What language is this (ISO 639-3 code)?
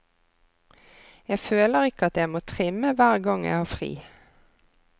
nor